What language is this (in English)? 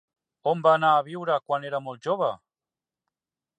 Catalan